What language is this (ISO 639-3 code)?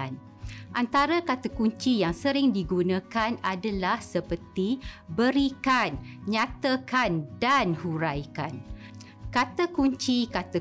msa